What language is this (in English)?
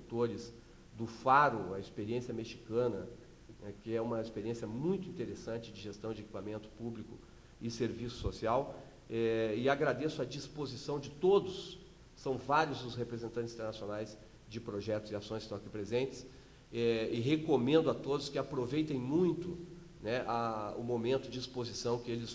Portuguese